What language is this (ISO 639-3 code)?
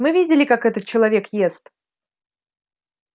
rus